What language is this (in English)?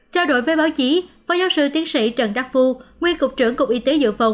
Vietnamese